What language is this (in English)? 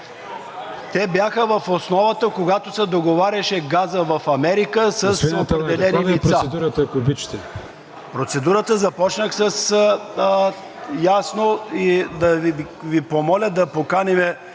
Bulgarian